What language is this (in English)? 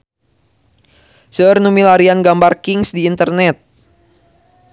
Sundanese